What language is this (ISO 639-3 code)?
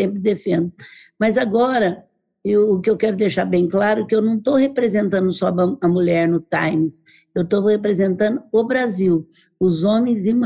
por